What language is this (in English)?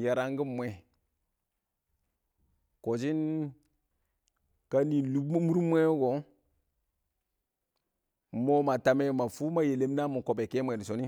Awak